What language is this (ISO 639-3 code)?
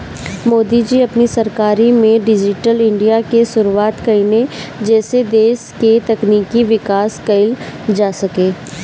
bho